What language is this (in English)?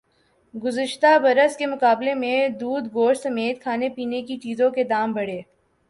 Urdu